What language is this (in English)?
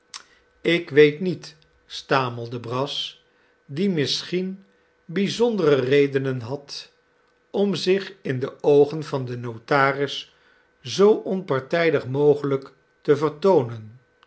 Dutch